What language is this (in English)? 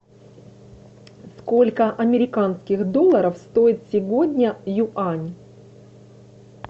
Russian